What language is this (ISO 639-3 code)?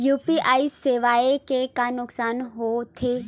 hne